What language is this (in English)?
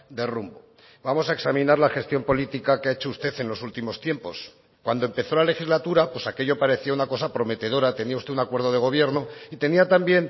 Spanish